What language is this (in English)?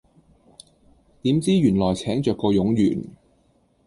Cantonese